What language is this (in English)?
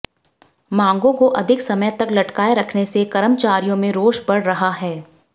Hindi